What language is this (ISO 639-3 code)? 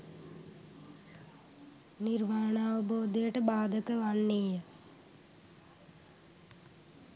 sin